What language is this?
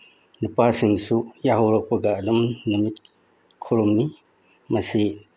Manipuri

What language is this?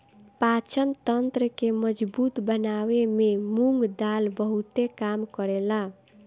Bhojpuri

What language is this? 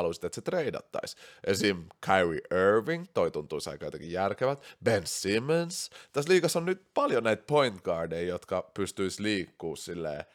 Finnish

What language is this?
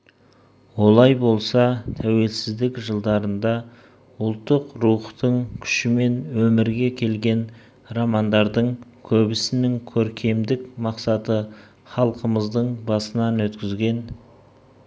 Kazakh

